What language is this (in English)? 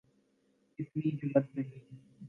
Urdu